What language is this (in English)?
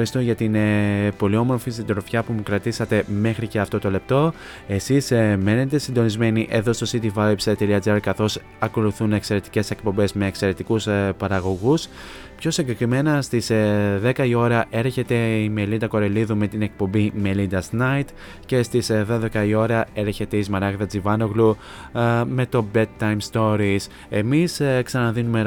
Greek